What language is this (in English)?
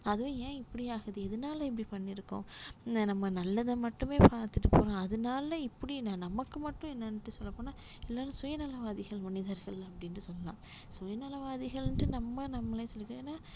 Tamil